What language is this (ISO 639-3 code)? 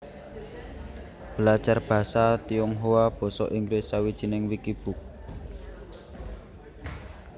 jav